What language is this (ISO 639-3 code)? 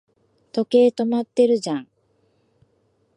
jpn